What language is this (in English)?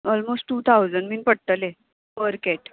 Konkani